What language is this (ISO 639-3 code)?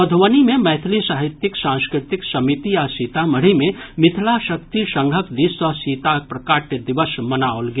mai